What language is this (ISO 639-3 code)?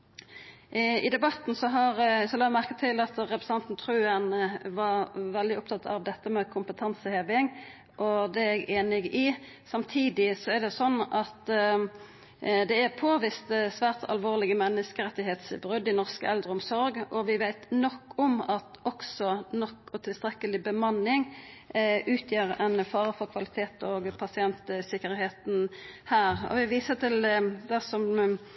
nno